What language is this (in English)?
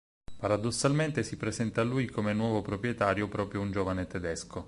Italian